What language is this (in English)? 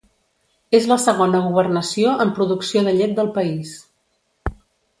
Catalan